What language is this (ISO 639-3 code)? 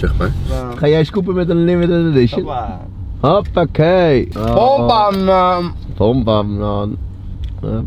nld